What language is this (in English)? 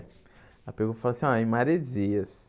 Portuguese